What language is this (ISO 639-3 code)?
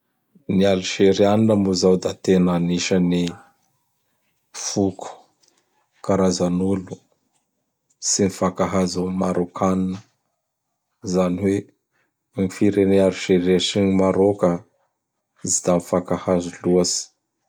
bhr